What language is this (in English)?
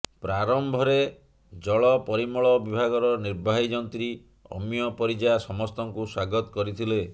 Odia